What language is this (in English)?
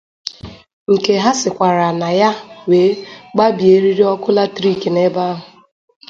Igbo